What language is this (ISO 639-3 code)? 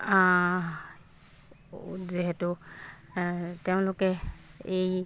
asm